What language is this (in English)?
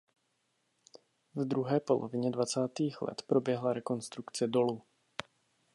Czech